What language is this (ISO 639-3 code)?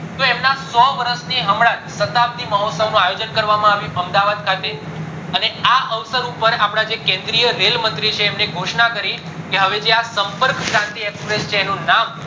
guj